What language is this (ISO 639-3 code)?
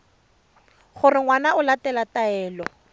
tsn